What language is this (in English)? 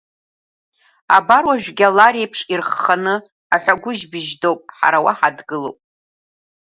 Abkhazian